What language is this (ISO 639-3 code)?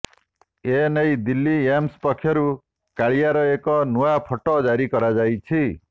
ori